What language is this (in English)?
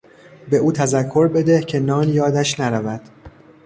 Persian